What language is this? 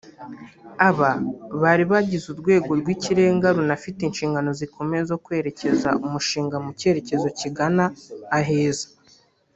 Kinyarwanda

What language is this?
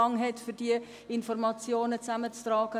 Swiss German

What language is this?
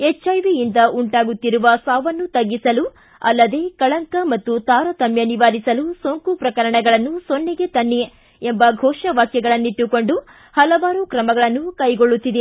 Kannada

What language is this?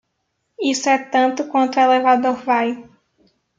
Portuguese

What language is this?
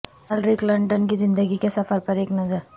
Urdu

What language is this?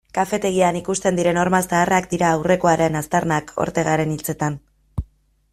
Basque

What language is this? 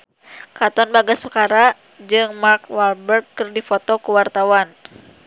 Sundanese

